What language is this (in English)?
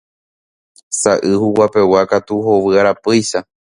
Guarani